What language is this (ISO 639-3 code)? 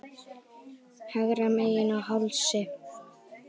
isl